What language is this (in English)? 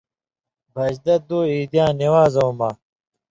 Indus Kohistani